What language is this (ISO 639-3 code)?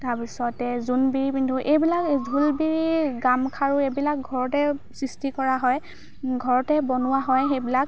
asm